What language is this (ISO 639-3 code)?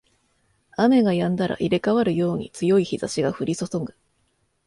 jpn